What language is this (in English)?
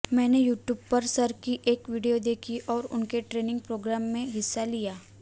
Hindi